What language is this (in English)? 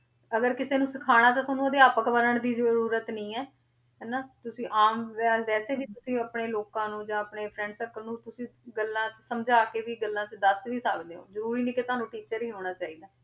Punjabi